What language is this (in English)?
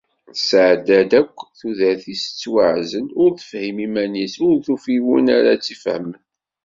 Kabyle